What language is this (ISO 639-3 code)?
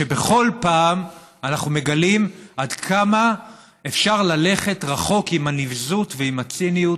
heb